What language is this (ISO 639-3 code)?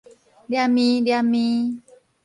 nan